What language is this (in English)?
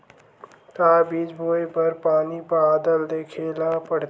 Chhattisgarhi